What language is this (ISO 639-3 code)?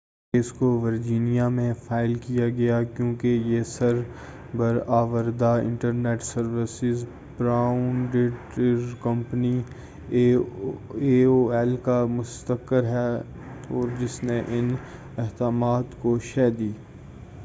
urd